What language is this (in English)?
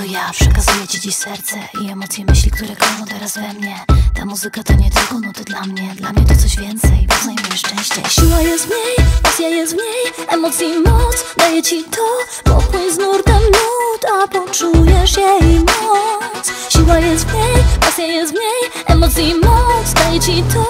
Polish